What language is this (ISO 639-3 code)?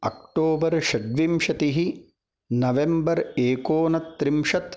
san